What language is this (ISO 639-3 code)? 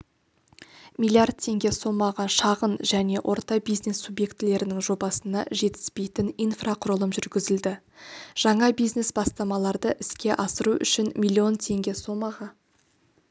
kaz